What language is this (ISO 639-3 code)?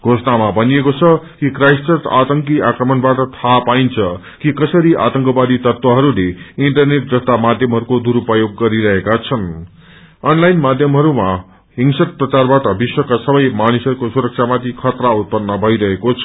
nep